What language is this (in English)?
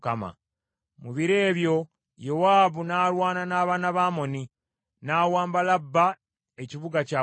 Ganda